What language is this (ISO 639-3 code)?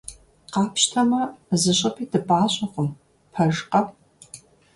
kbd